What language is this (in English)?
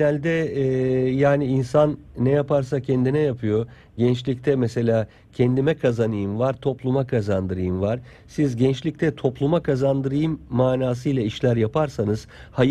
Turkish